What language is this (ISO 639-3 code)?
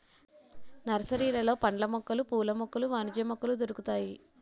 tel